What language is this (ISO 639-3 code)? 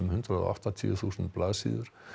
isl